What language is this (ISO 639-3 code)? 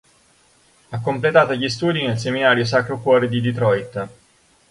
ita